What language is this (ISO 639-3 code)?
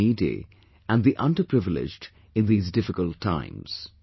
eng